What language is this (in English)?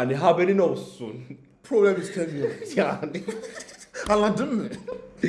Turkish